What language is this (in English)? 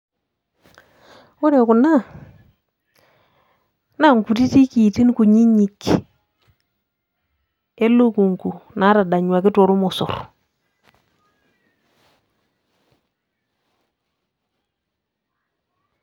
Masai